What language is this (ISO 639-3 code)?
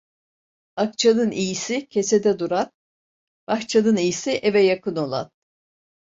tur